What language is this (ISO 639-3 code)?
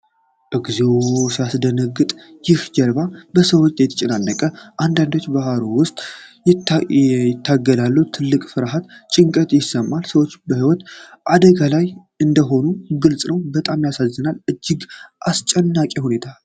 amh